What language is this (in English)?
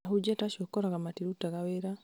Kikuyu